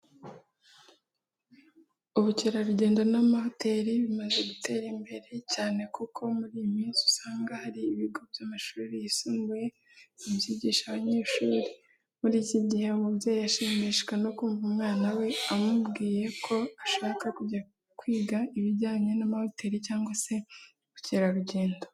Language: Kinyarwanda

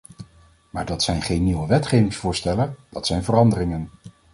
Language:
Dutch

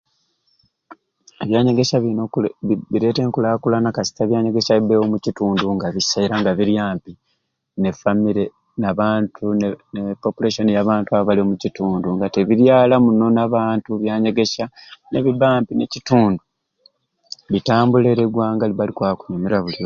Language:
Ruuli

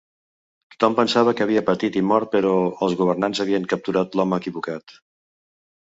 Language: Catalan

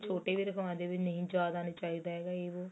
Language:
Punjabi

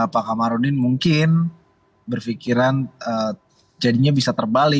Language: Indonesian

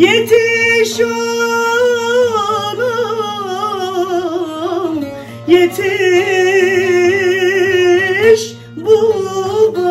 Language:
Turkish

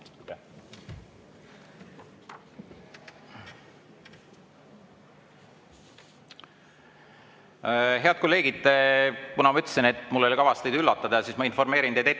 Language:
Estonian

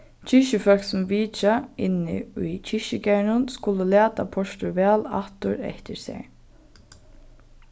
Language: Faroese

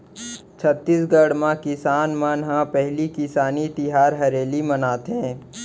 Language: Chhattisgarhi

